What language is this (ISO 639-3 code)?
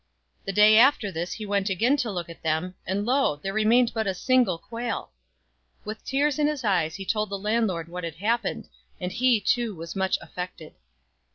eng